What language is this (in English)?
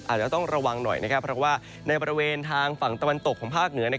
Thai